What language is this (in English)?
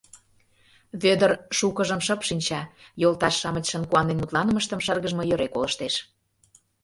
Mari